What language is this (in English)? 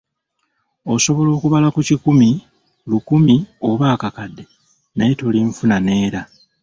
Ganda